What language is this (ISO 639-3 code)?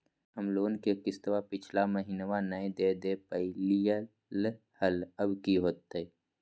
mag